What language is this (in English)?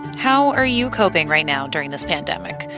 English